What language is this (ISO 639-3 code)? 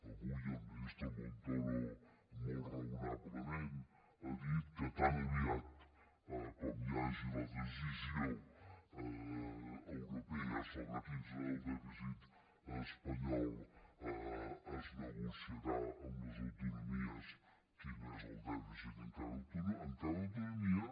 cat